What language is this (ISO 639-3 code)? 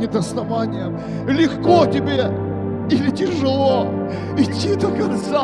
rus